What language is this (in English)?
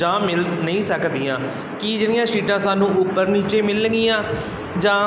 Punjabi